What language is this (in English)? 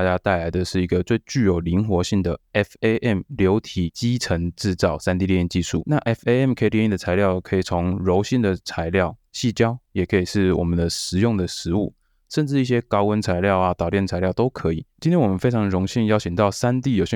Chinese